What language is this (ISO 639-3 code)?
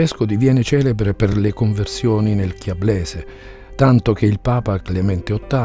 ita